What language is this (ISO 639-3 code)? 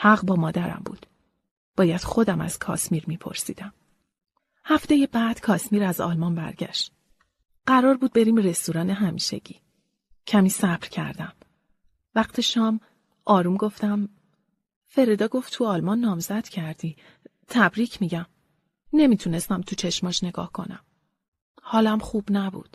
fas